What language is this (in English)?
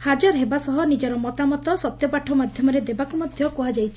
Odia